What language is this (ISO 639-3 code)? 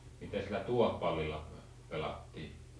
fin